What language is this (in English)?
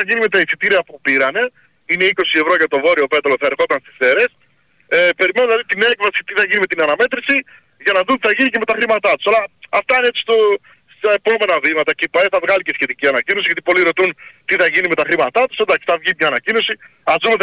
Greek